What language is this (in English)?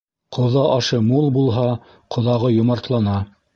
Bashkir